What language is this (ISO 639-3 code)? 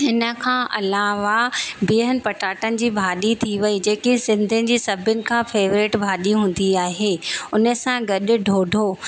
snd